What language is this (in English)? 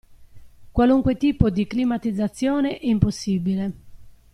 Italian